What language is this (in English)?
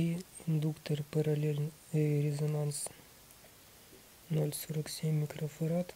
Russian